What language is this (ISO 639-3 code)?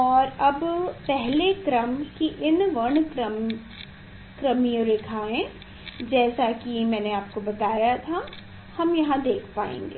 hin